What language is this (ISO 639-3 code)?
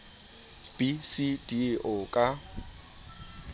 sot